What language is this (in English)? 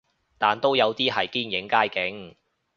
Cantonese